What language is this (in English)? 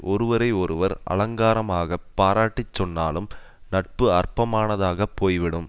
Tamil